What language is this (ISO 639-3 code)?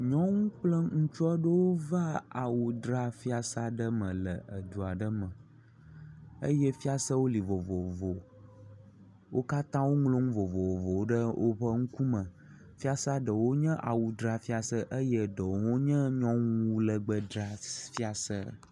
ewe